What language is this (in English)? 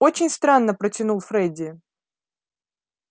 Russian